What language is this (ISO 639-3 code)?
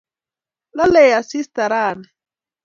kln